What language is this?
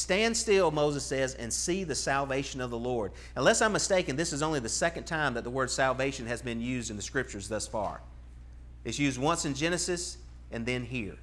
English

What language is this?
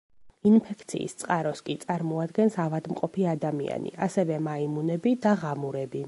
Georgian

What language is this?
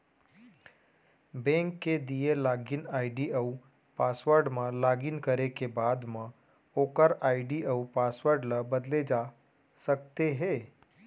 Chhattisgarhi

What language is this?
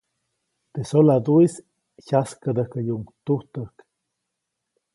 Copainalá Zoque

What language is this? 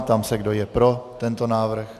Czech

